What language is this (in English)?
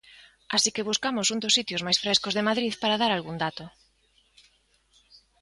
Galician